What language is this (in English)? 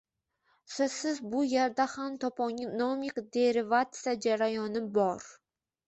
Uzbek